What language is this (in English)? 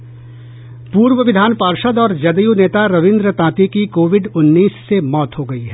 Hindi